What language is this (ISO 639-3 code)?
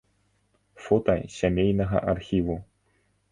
bel